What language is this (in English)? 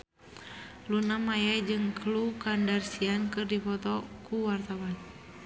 Sundanese